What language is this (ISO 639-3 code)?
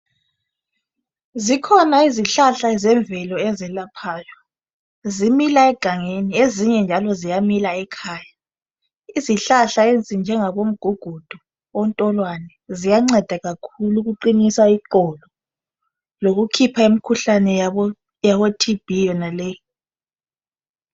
nde